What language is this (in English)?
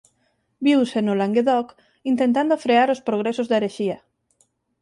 Galician